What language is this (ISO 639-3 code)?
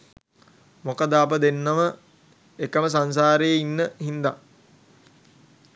sin